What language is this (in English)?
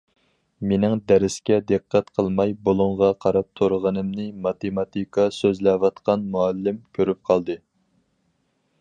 Uyghur